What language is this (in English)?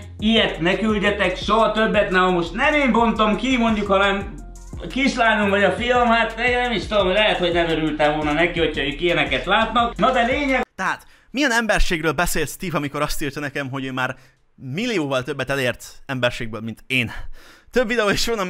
Hungarian